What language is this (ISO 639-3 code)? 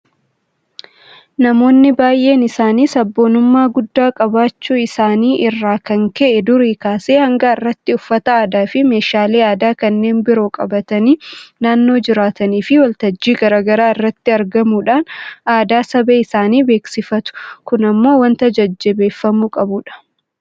orm